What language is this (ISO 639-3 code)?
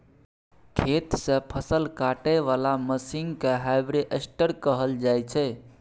mai